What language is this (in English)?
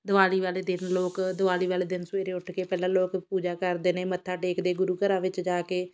Punjabi